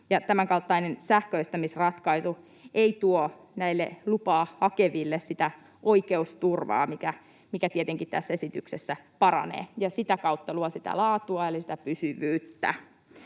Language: Finnish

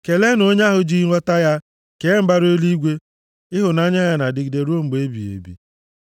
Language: Igbo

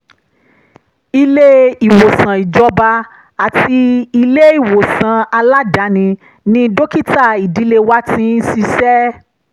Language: Yoruba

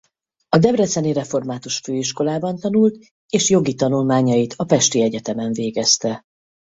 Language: Hungarian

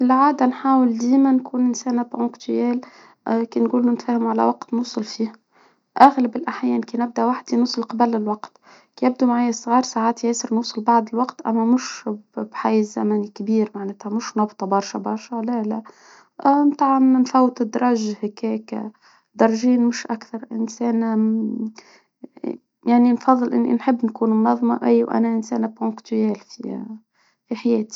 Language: Tunisian Arabic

